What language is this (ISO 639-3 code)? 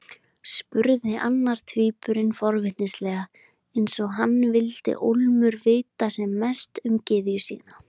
isl